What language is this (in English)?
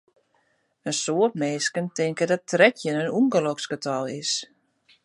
Western Frisian